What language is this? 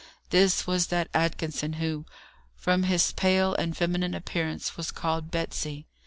English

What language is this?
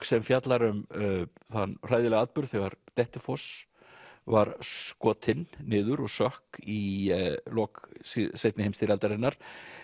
Icelandic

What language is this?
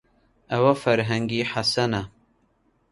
Central Kurdish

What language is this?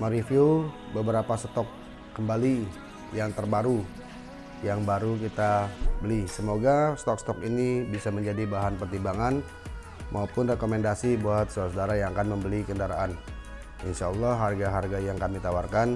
Indonesian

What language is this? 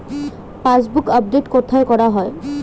Bangla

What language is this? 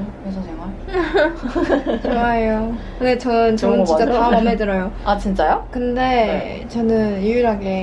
Korean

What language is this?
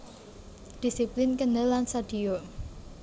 Javanese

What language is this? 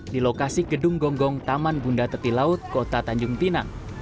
Indonesian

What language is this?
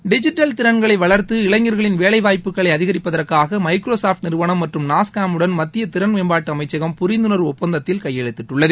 Tamil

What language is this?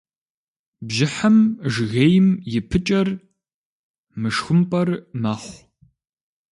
Kabardian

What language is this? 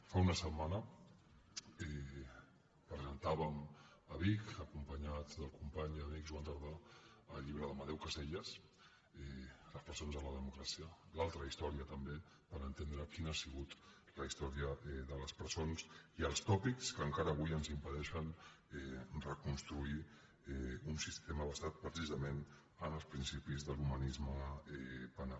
Catalan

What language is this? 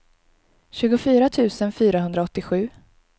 Swedish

